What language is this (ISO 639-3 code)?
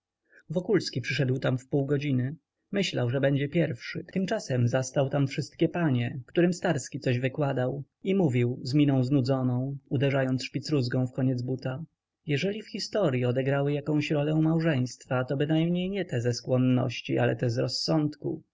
pol